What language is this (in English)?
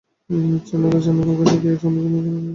Bangla